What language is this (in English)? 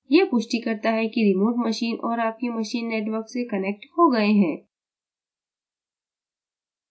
Hindi